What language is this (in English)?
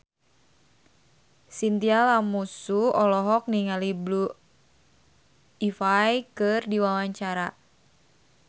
Sundanese